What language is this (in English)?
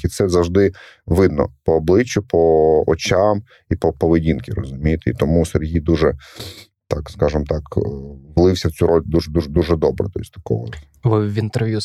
Ukrainian